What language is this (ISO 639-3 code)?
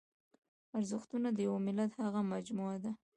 pus